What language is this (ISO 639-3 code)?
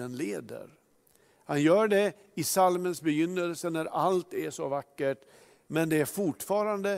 swe